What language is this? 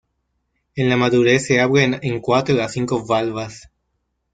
Spanish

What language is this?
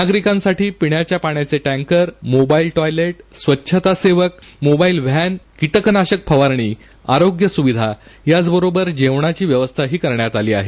Marathi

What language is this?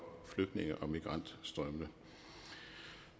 Danish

